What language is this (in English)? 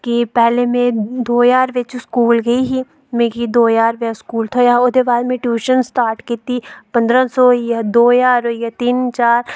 Dogri